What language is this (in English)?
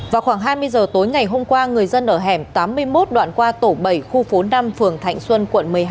Vietnamese